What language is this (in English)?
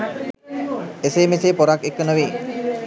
Sinhala